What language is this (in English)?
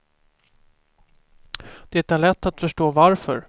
Swedish